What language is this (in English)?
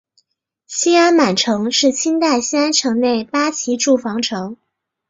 Chinese